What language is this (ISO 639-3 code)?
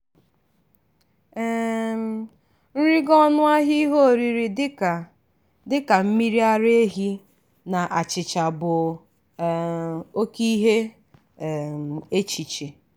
ibo